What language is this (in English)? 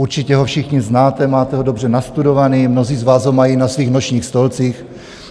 Czech